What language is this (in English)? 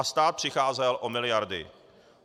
Czech